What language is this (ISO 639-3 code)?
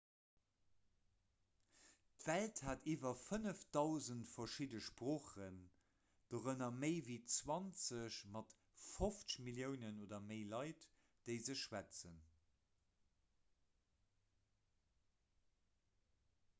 ltz